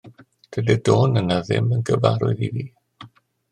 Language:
Welsh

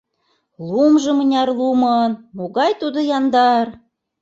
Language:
Mari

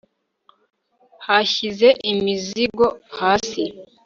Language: Kinyarwanda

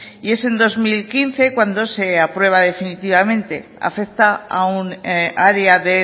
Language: Spanish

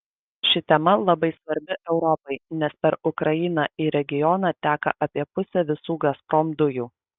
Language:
Lithuanian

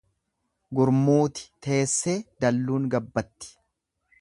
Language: Oromo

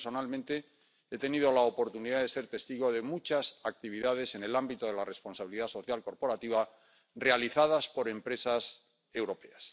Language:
Spanish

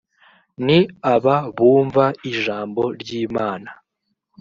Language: Kinyarwanda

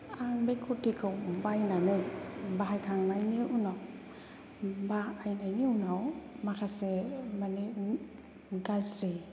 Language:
Bodo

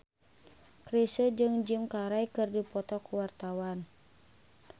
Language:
Sundanese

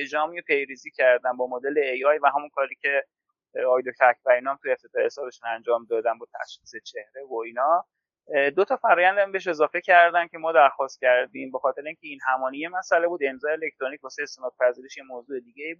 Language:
Persian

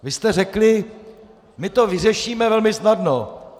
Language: Czech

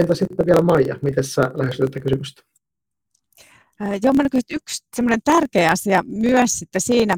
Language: Finnish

